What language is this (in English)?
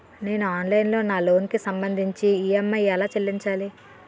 Telugu